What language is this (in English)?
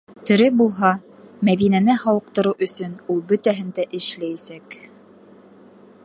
Bashkir